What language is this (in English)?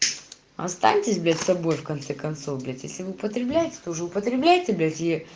Russian